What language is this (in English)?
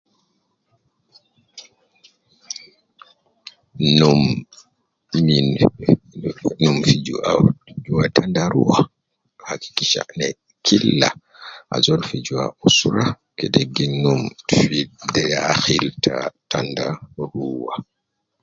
Nubi